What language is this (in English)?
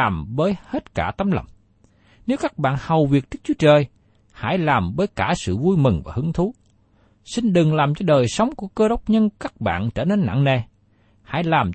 Vietnamese